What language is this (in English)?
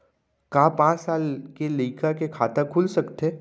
Chhattisgarhi